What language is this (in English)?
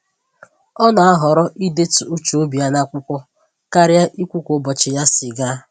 Igbo